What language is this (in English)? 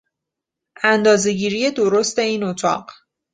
Persian